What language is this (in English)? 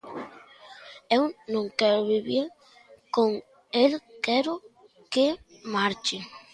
Galician